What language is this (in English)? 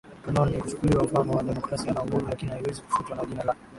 Swahili